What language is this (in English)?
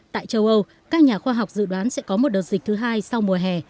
Vietnamese